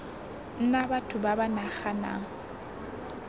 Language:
Tswana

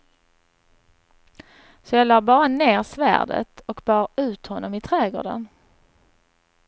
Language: Swedish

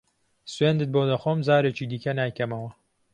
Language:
Central Kurdish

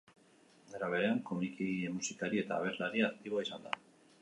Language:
Basque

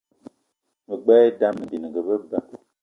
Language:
Eton (Cameroon)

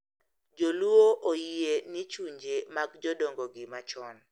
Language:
Luo (Kenya and Tanzania)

